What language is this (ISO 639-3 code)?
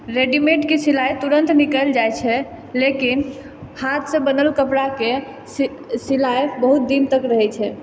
mai